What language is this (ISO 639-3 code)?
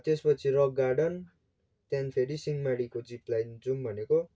nep